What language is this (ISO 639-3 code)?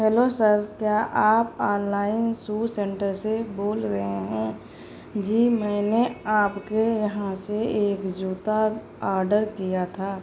urd